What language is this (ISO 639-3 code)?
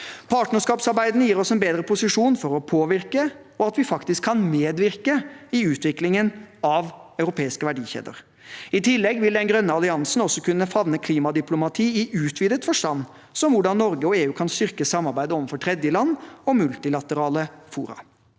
nor